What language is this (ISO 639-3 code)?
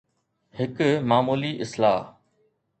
snd